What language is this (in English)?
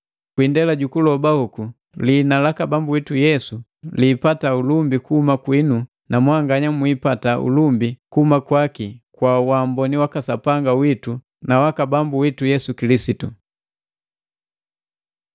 Matengo